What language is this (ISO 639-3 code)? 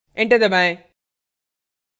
hin